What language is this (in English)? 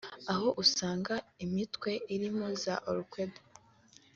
Kinyarwanda